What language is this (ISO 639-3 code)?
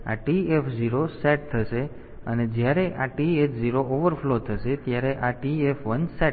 guj